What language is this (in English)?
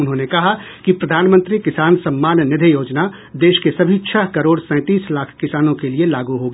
Hindi